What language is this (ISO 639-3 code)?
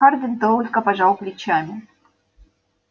rus